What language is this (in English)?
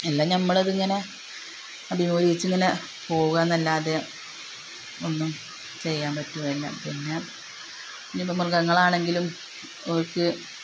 Malayalam